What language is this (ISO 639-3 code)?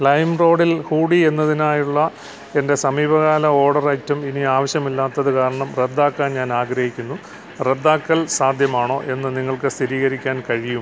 mal